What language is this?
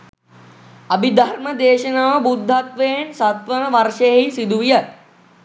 Sinhala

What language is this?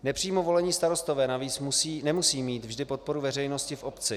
Czech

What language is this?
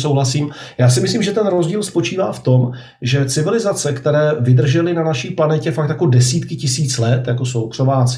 Czech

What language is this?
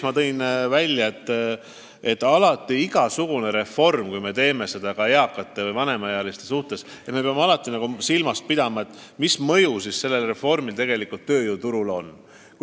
Estonian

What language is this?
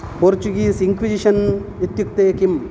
Sanskrit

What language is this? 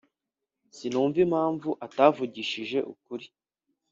Kinyarwanda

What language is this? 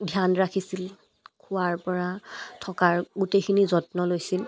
Assamese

